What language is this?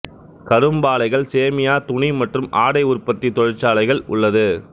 Tamil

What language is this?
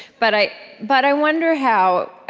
English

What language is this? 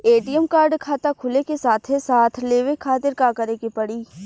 Bhojpuri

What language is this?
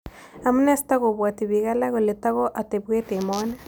Kalenjin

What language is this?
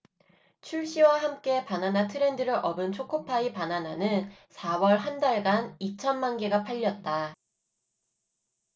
Korean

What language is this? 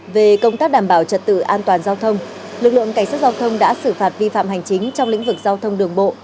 Vietnamese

